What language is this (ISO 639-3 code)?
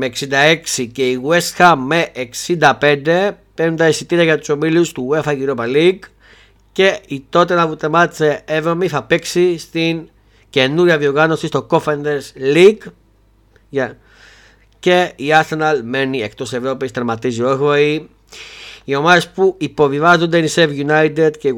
ell